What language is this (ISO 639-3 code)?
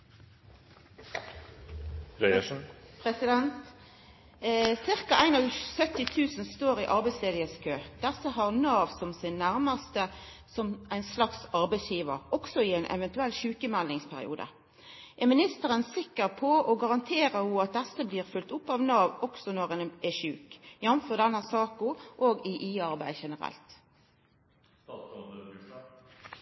nno